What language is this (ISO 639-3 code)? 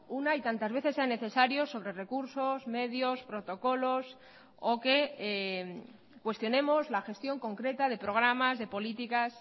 spa